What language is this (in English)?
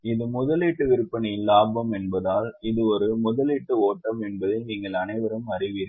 Tamil